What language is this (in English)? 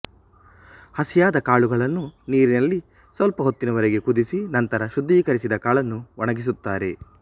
Kannada